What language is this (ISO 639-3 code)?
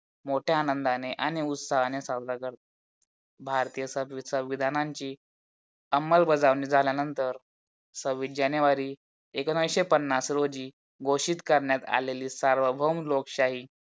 mar